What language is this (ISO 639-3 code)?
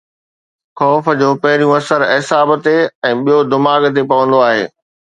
snd